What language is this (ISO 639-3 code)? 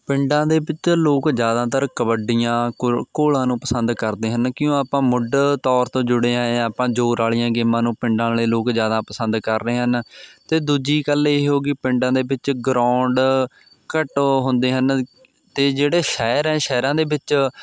pan